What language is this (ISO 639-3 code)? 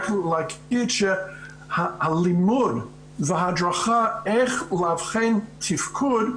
heb